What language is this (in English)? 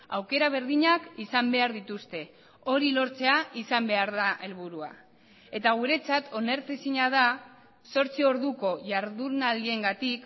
Basque